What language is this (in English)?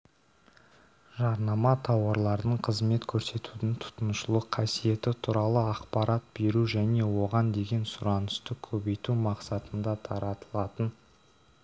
Kazakh